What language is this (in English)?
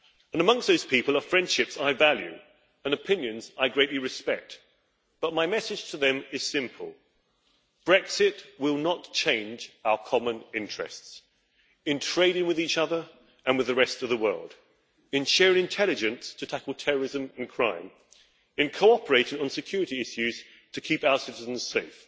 English